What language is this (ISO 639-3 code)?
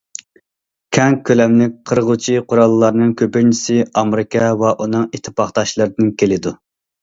uig